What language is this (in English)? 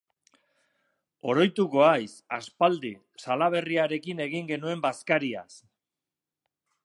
Basque